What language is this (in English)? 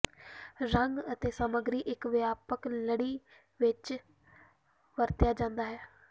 Punjabi